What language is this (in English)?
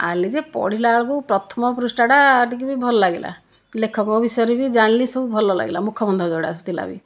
Odia